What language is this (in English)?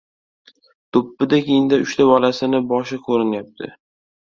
Uzbek